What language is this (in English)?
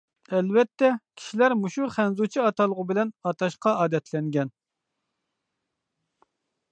Uyghur